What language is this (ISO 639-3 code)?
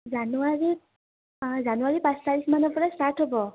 asm